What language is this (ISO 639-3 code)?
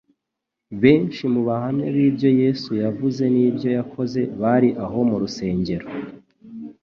kin